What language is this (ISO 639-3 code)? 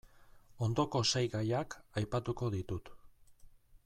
eus